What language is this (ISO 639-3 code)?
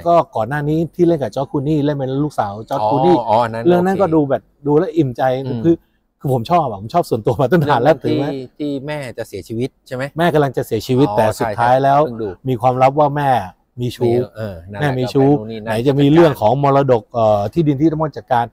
tha